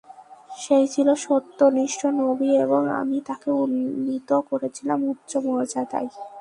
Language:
Bangla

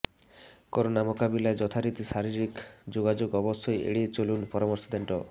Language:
Bangla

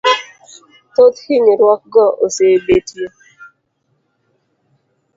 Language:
Luo (Kenya and Tanzania)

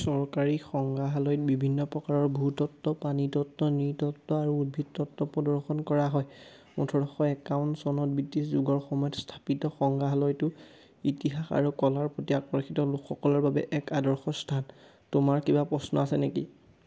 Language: Assamese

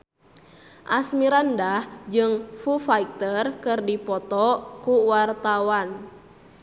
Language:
Sundanese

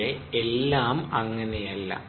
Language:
Malayalam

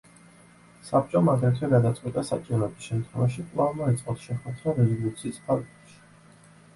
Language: Georgian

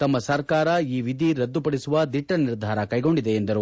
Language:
Kannada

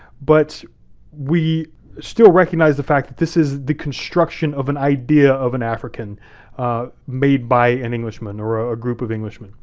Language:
English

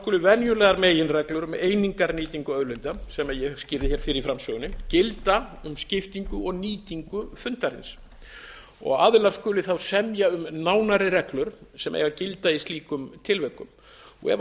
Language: Icelandic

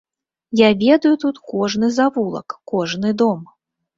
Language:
Belarusian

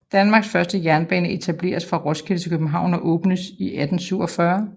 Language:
Danish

